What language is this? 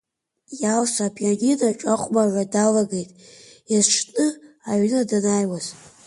Abkhazian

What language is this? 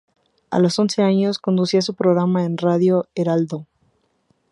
Spanish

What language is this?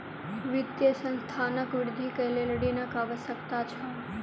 Maithili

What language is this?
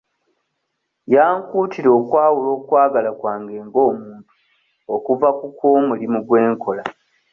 Ganda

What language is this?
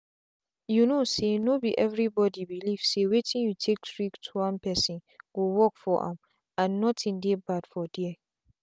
Nigerian Pidgin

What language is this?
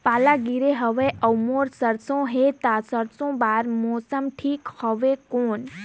Chhattisgarhi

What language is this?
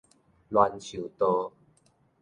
Min Nan Chinese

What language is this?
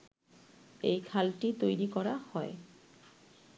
Bangla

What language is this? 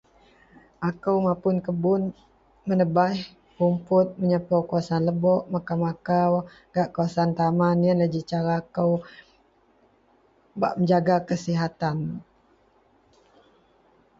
Central Melanau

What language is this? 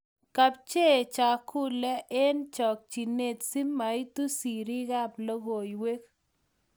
Kalenjin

